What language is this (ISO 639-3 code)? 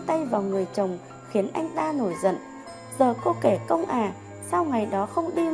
vie